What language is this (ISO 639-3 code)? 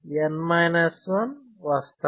tel